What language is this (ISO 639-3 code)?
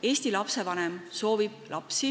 est